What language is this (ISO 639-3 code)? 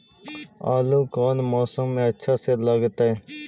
mag